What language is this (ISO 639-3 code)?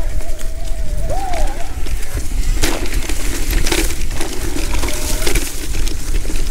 kor